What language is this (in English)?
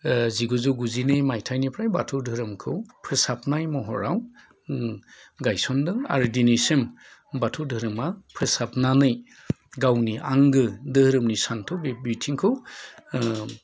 Bodo